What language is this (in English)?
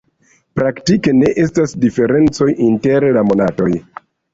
Esperanto